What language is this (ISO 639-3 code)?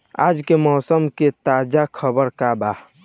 bho